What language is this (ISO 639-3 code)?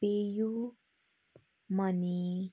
nep